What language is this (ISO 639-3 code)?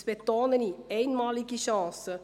gsw